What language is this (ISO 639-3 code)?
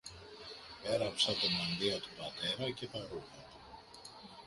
ell